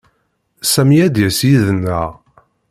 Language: Kabyle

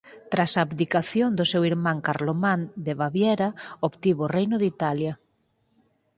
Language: Galician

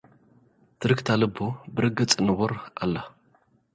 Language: Tigrinya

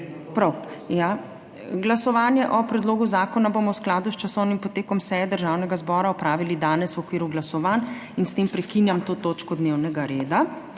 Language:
Slovenian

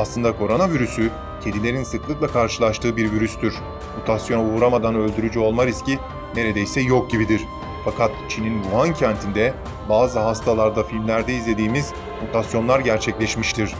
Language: Turkish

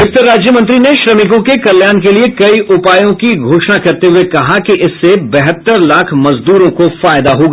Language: Hindi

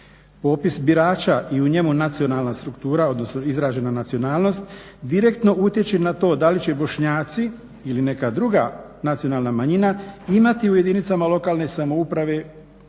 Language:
Croatian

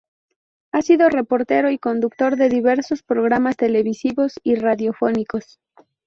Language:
Spanish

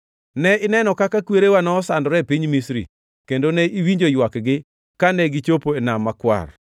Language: Luo (Kenya and Tanzania)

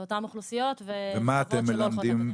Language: Hebrew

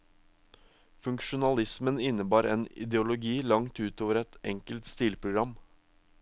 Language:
Norwegian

